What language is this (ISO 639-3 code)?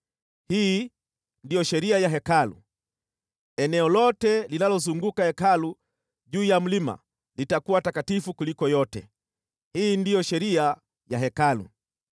swa